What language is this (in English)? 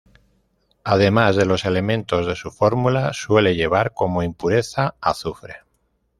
Spanish